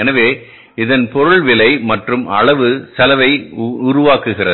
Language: Tamil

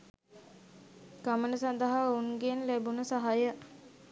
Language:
Sinhala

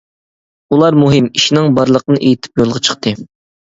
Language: Uyghur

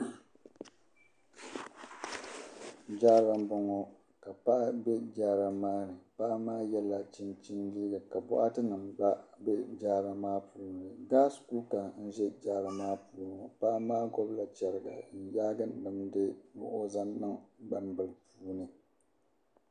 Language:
Dagbani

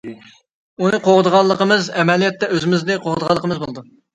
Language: Uyghur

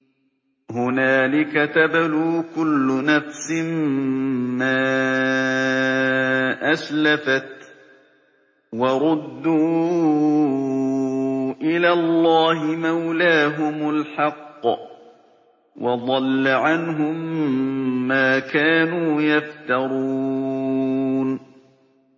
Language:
Arabic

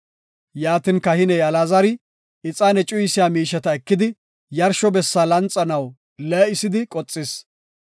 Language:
Gofa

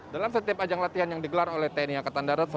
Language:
Indonesian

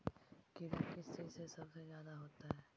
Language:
Magahi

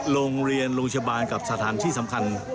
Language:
Thai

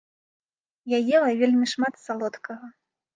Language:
Belarusian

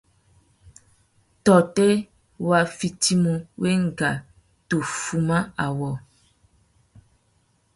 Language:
Tuki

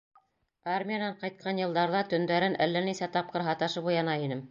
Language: Bashkir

